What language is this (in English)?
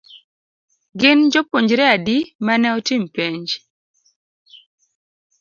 Luo (Kenya and Tanzania)